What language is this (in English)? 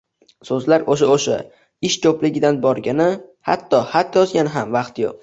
Uzbek